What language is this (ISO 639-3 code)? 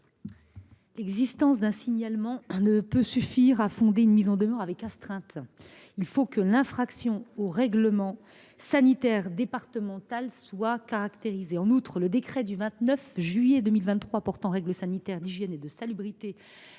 fra